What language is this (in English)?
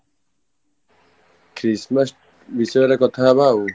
Odia